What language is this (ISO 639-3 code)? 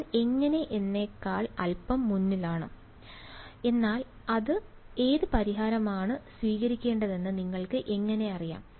mal